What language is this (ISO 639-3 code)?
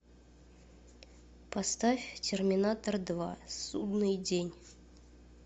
rus